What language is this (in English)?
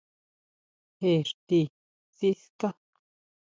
Huautla Mazatec